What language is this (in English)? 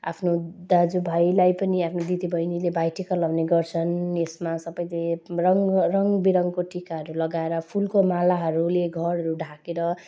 Nepali